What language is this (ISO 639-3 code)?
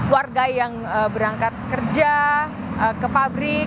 ind